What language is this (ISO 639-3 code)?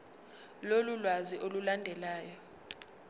zul